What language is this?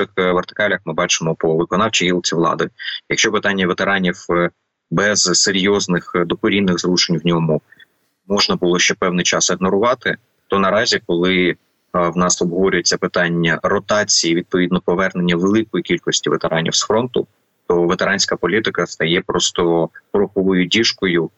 Ukrainian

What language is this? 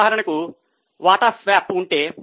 Telugu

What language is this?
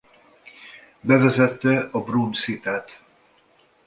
Hungarian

